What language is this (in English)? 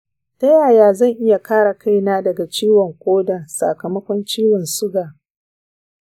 Hausa